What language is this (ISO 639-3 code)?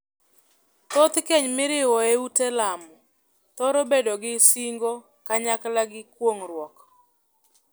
luo